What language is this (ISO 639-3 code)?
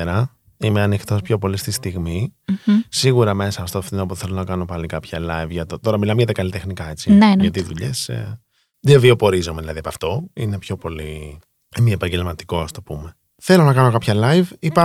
ell